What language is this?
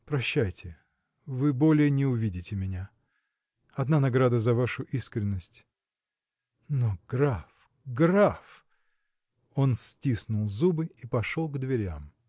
Russian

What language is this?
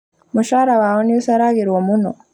Kikuyu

